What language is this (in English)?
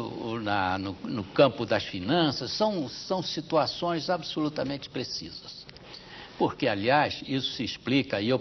Portuguese